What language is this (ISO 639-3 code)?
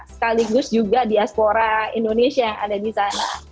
ind